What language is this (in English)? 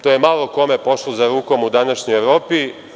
Serbian